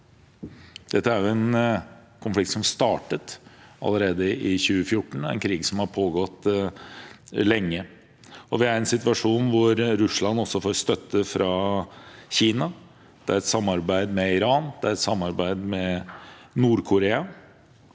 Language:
Norwegian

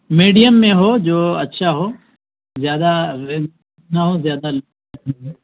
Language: Urdu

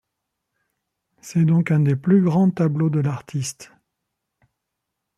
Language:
French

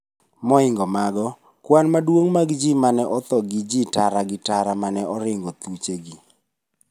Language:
Luo (Kenya and Tanzania)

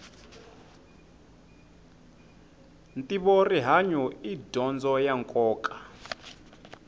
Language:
Tsonga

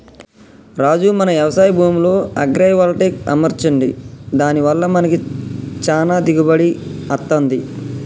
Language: Telugu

